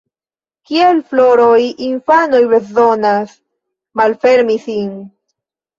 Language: Esperanto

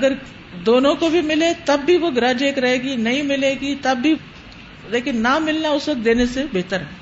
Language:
Urdu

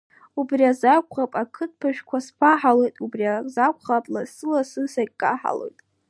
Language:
Abkhazian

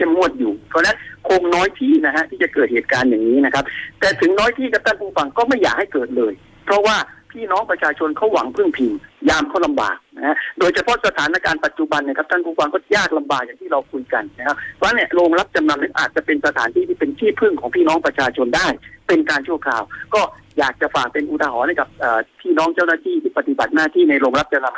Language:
Thai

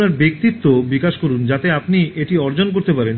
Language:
Bangla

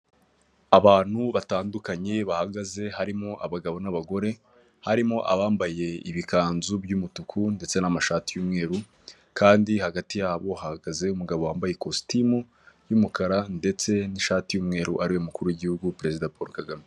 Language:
Kinyarwanda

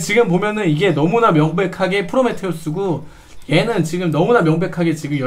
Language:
Korean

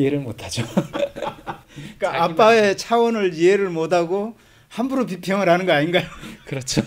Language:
Korean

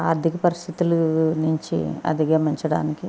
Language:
Telugu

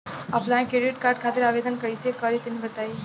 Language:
Bhojpuri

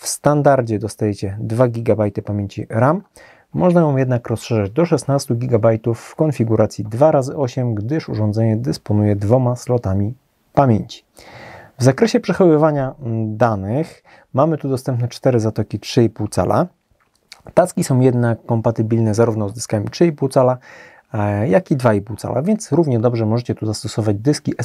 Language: Polish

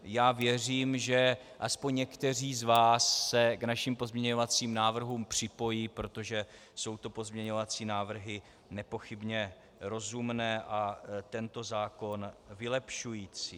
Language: Czech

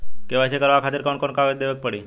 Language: Bhojpuri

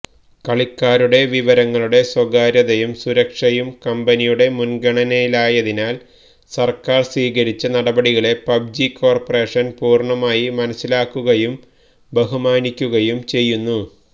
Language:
Malayalam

